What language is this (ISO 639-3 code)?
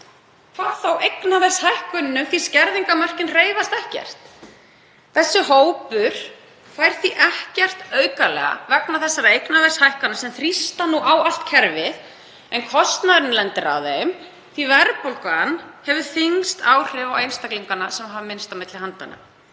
isl